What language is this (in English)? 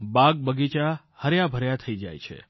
Gujarati